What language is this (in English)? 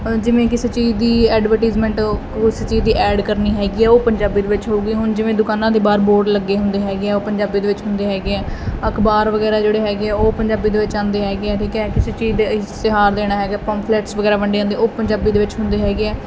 Punjabi